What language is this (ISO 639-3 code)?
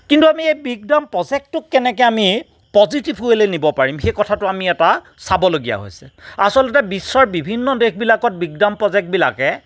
asm